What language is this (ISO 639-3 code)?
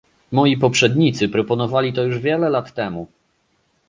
pol